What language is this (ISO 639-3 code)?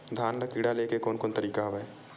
hne